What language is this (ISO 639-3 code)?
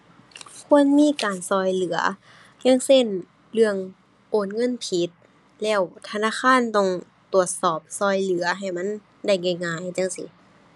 tha